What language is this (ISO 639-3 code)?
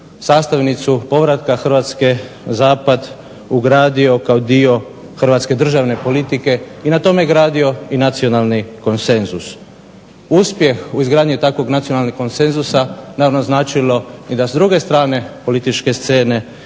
hrv